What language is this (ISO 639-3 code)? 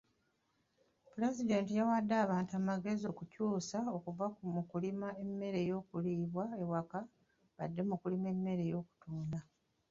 lug